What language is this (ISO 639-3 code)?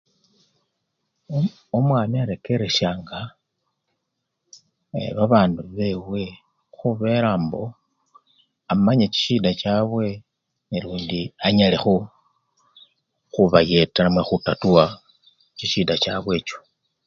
luy